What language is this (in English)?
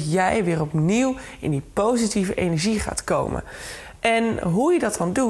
Dutch